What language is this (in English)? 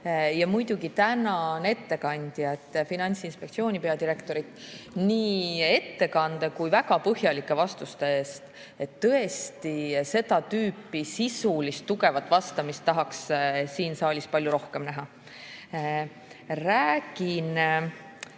Estonian